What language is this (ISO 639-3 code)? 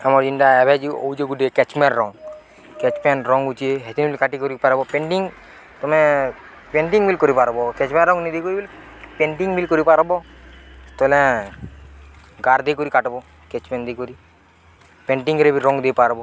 ori